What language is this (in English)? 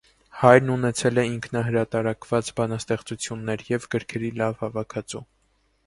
Armenian